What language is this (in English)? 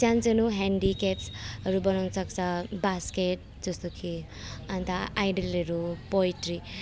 Nepali